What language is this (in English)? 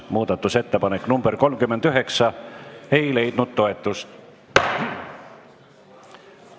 Estonian